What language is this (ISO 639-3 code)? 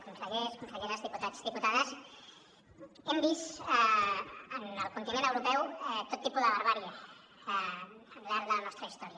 cat